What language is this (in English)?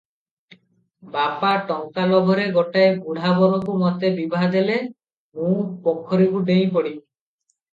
Odia